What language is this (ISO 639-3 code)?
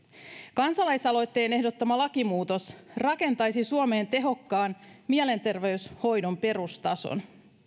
fin